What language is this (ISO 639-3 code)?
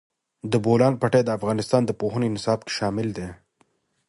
pus